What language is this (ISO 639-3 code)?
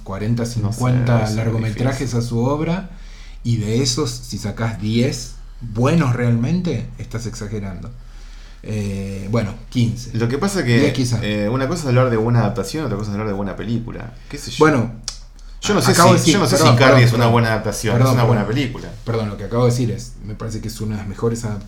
spa